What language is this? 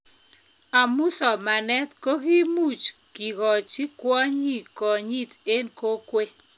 Kalenjin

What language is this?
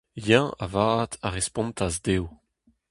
Breton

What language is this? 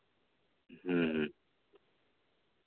Santali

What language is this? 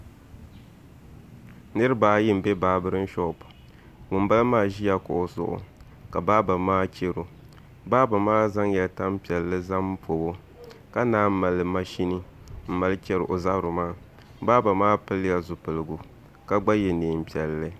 Dagbani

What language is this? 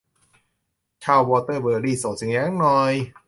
Thai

